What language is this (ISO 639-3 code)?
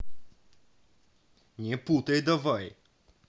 rus